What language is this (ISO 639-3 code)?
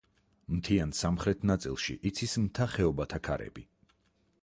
kat